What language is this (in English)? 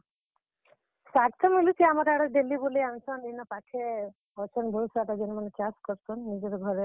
Odia